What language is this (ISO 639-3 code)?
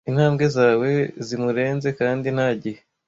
kin